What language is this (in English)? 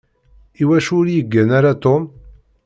Kabyle